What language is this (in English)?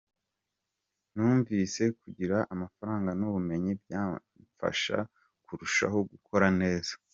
Kinyarwanda